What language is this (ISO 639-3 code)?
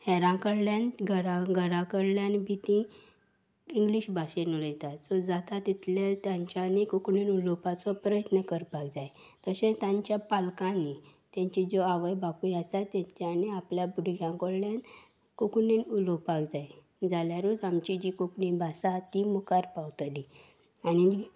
kok